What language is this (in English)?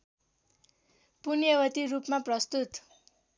Nepali